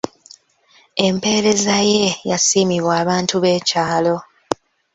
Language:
Ganda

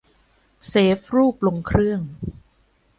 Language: Thai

